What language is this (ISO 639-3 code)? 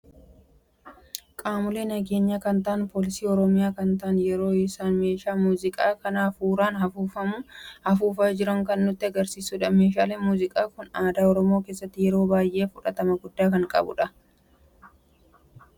orm